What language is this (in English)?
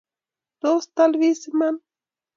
Kalenjin